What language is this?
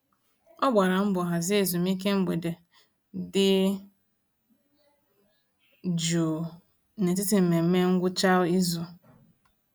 Igbo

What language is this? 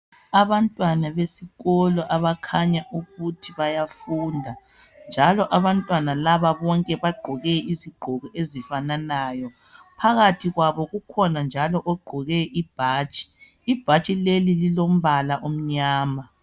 North Ndebele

